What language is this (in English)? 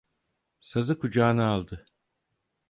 Turkish